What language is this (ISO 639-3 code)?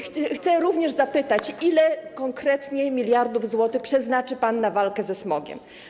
pol